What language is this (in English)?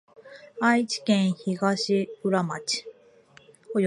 Japanese